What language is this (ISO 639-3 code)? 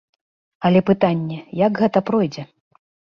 bel